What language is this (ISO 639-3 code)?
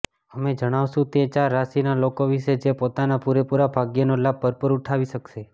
guj